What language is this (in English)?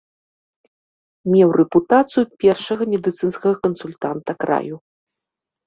Belarusian